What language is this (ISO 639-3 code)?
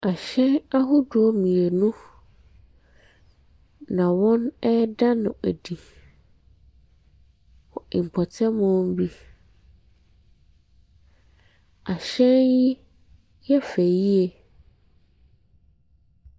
aka